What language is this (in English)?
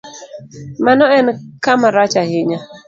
Luo (Kenya and Tanzania)